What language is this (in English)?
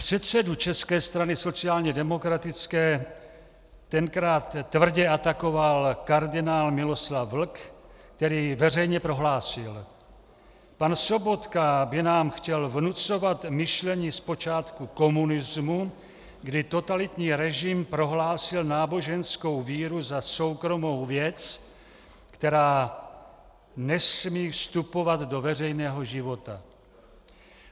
Czech